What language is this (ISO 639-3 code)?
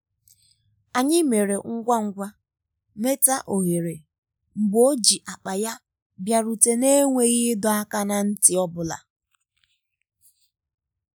ibo